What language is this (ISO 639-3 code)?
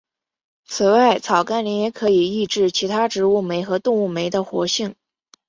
zho